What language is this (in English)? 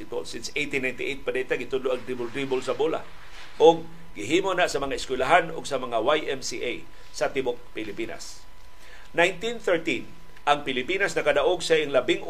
Filipino